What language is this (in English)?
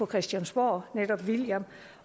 Danish